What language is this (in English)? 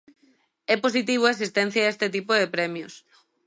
Galician